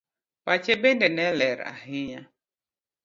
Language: Luo (Kenya and Tanzania)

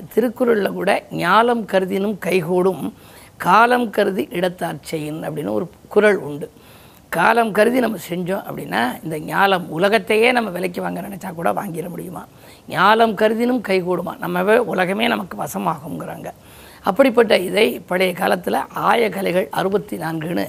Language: Tamil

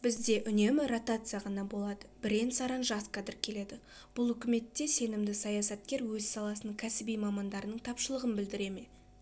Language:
Kazakh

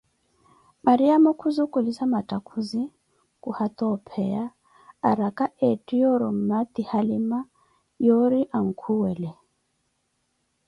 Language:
Koti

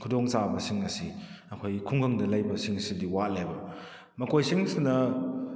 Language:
Manipuri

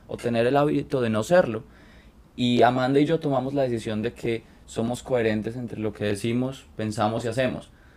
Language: Spanish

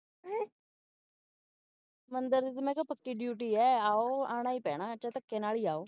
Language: Punjabi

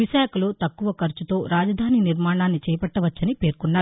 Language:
Telugu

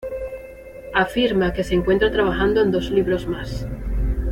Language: Spanish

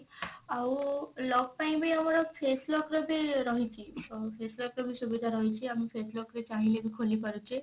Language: Odia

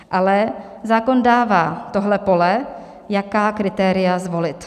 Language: Czech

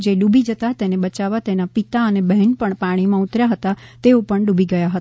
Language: Gujarati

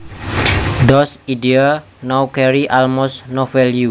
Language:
Javanese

